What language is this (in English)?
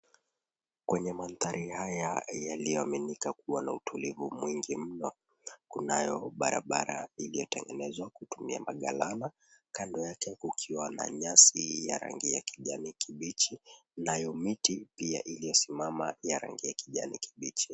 Swahili